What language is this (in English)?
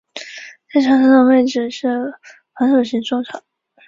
Chinese